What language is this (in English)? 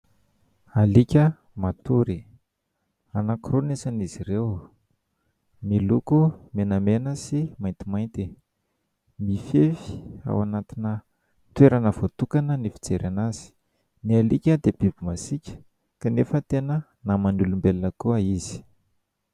Malagasy